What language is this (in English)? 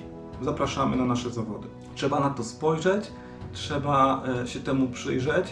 Polish